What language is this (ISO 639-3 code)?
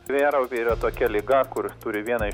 lit